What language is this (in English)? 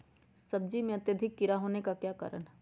Magahi